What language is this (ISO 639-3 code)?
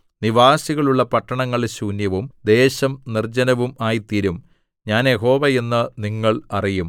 mal